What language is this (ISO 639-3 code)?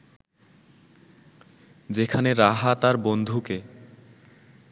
ben